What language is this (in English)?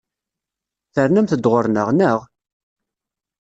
Kabyle